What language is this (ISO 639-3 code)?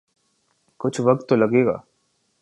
urd